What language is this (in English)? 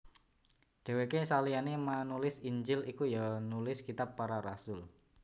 Javanese